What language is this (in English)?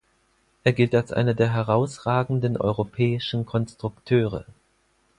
German